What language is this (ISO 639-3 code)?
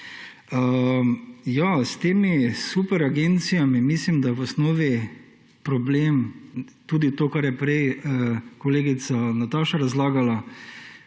slv